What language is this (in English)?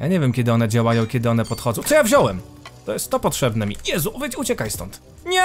Polish